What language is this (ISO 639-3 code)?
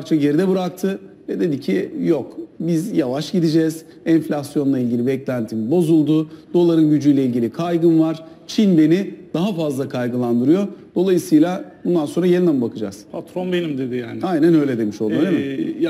tur